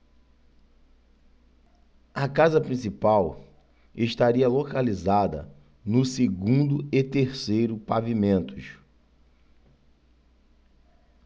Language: Portuguese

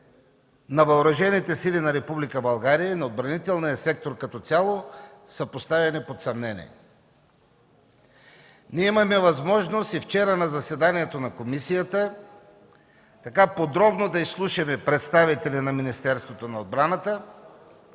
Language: Bulgarian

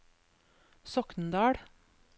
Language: Norwegian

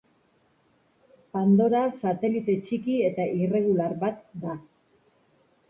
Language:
Basque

